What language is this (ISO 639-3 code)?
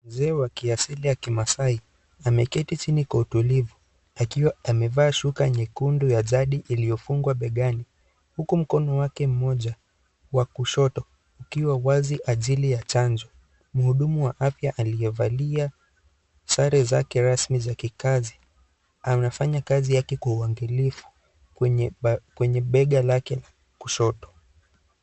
swa